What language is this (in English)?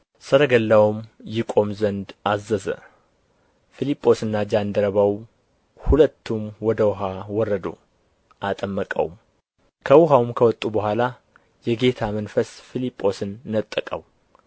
Amharic